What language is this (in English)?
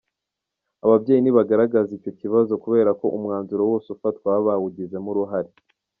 Kinyarwanda